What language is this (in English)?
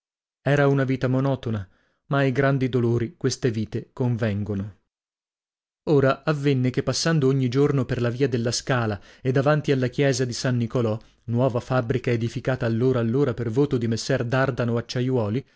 Italian